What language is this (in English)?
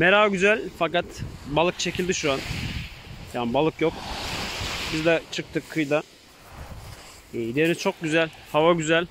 Turkish